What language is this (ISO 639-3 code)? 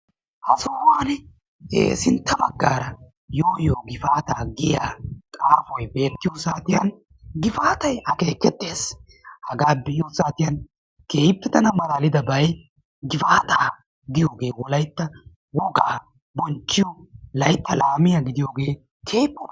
wal